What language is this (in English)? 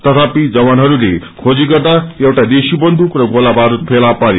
Nepali